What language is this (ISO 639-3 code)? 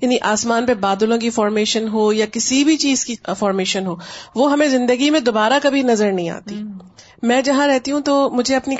urd